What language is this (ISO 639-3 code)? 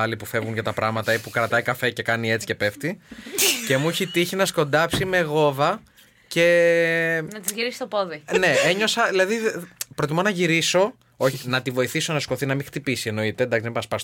ell